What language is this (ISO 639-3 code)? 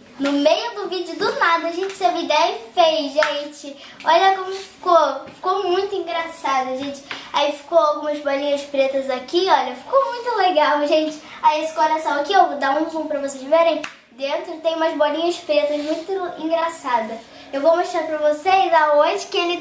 por